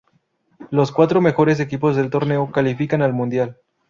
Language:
Spanish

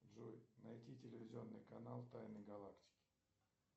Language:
Russian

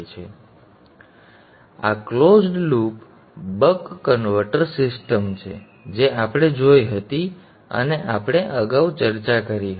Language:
Gujarati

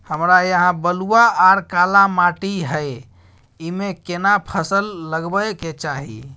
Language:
Maithili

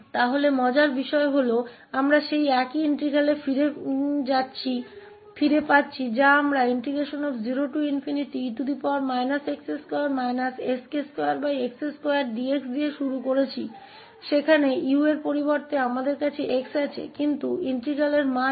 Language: Hindi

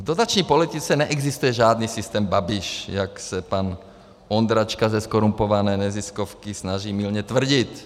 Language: Czech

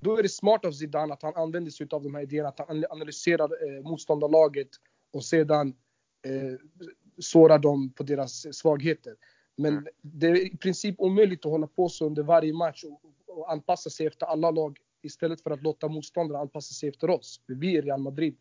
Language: Swedish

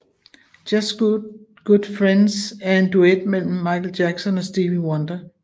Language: Danish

